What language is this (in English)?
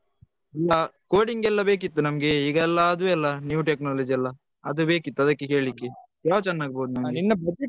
Kannada